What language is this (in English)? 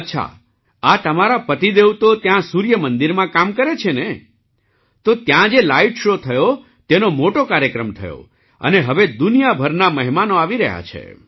Gujarati